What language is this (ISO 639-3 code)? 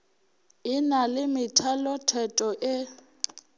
nso